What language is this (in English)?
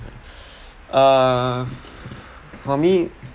English